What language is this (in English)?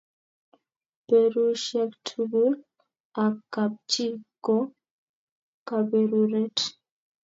Kalenjin